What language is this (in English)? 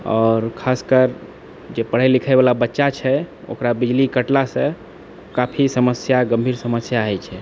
Maithili